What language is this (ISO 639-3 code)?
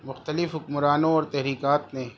urd